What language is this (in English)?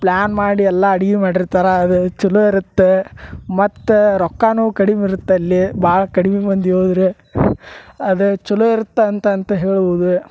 Kannada